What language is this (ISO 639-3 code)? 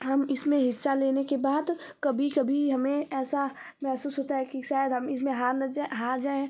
hin